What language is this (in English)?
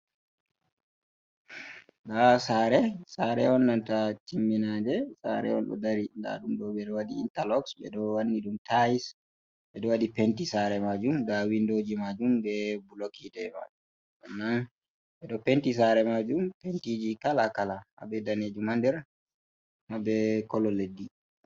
Fula